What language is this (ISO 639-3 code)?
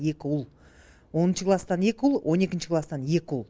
kaz